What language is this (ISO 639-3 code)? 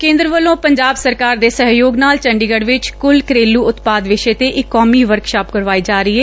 pan